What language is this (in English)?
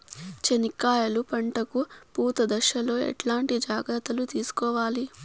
Telugu